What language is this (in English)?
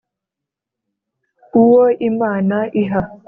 Kinyarwanda